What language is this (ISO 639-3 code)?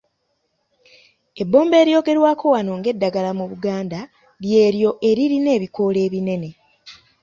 lug